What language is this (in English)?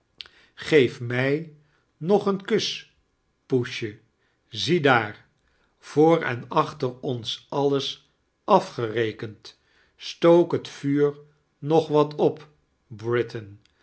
Dutch